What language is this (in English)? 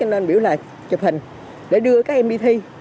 Vietnamese